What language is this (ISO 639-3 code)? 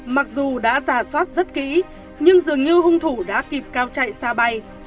vie